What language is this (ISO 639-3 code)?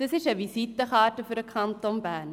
gsw